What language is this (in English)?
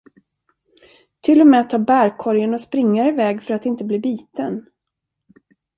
Swedish